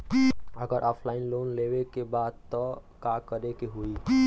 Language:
Bhojpuri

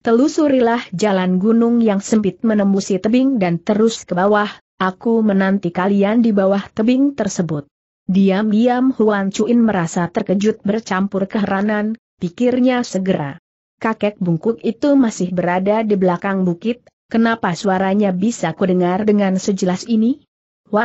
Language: Indonesian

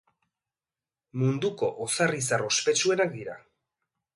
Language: Basque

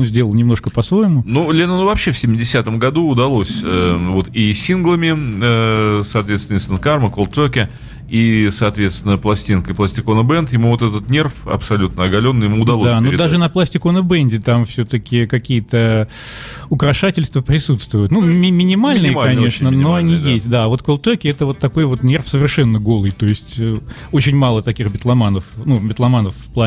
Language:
Russian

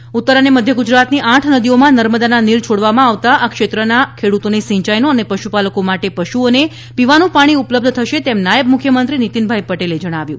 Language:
Gujarati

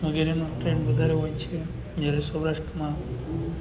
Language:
Gujarati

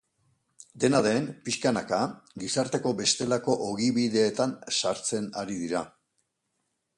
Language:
Basque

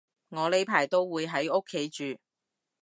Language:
Cantonese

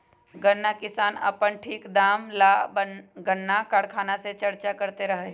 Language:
Magahi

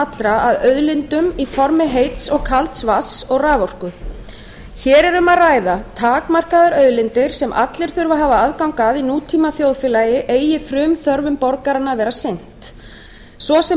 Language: Icelandic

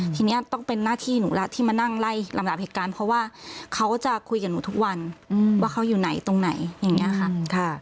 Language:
Thai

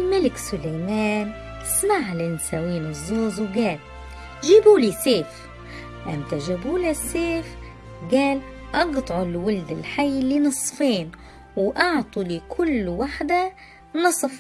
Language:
Arabic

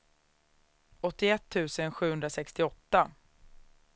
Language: Swedish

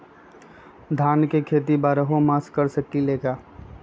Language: Magahi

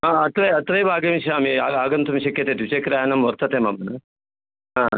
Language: Sanskrit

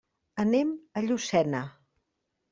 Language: Catalan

